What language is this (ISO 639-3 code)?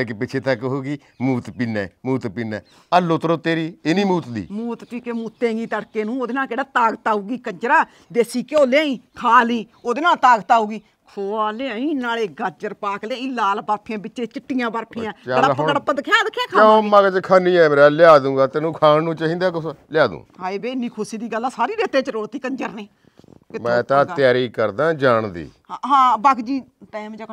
pan